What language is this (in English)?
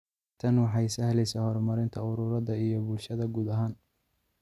Somali